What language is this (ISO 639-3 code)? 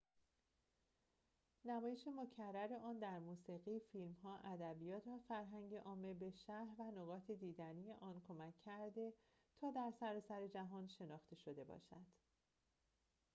fas